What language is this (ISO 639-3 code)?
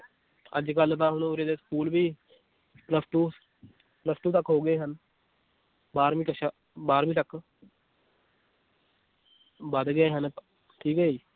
pan